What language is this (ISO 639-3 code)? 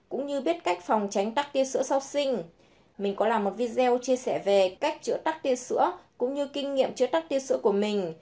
vie